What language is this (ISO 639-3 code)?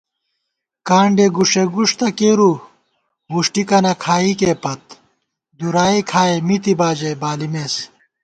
gwt